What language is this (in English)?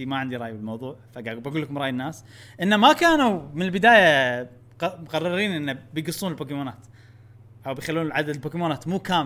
Arabic